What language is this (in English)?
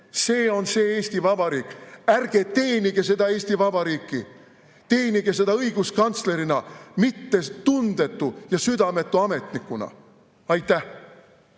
Estonian